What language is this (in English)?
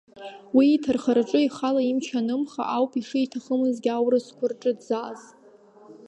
Abkhazian